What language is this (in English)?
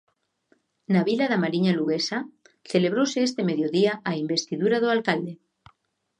Galician